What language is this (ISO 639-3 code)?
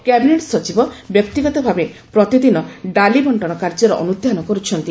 ori